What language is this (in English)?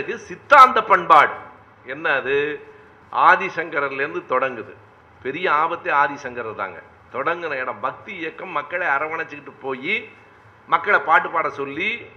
Tamil